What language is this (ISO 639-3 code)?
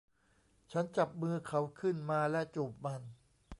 tha